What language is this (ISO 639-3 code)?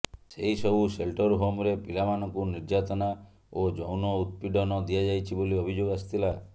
ori